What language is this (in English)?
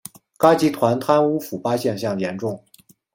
Chinese